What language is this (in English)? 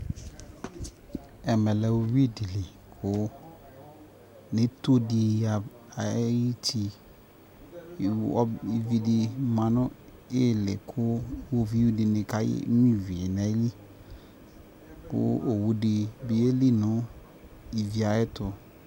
Ikposo